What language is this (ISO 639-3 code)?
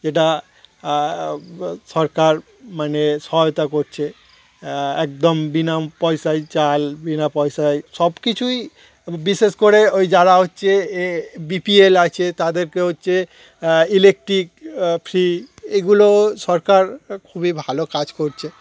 ben